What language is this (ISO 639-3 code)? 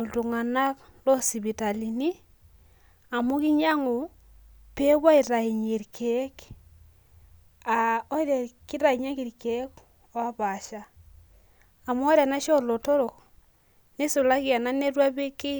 mas